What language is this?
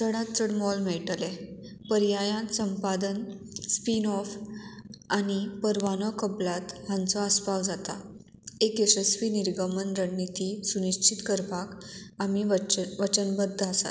Konkani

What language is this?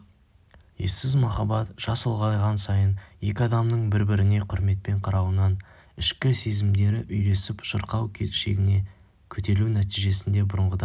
Kazakh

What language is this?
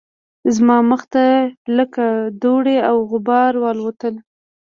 Pashto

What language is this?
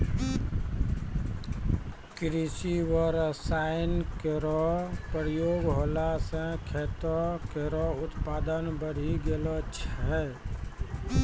Maithili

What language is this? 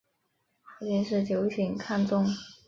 Chinese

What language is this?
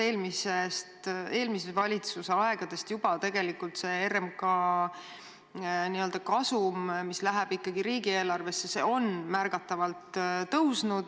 Estonian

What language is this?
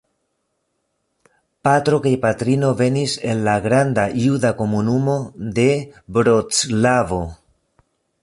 Esperanto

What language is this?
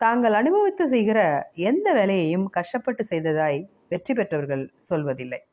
Tamil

